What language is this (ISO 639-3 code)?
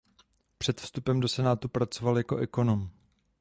ces